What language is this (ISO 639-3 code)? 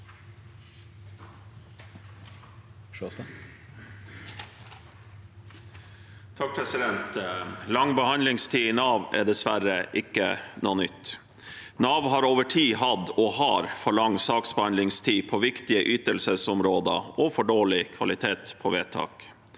nor